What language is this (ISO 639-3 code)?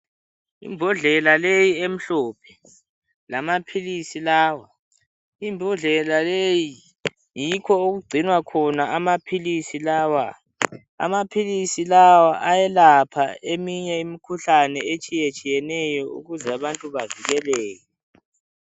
nde